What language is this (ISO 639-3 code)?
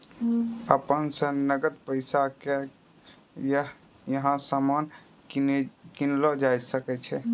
mai